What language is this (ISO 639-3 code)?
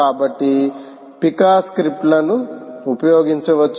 tel